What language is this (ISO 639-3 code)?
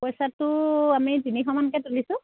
asm